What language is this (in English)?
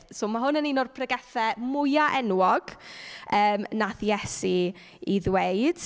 Welsh